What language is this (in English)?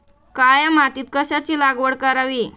Marathi